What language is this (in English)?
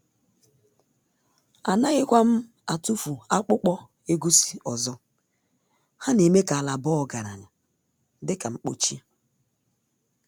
Igbo